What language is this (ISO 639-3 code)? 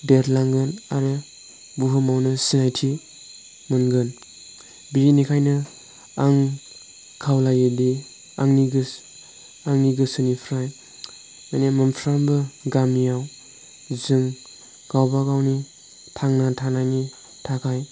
brx